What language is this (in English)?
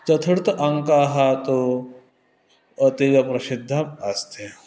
Sanskrit